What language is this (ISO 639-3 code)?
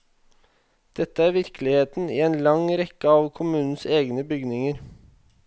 nor